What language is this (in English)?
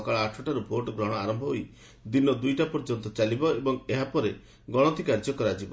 Odia